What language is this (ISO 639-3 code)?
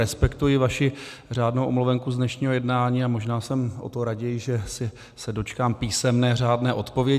ces